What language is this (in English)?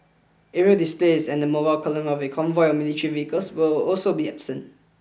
English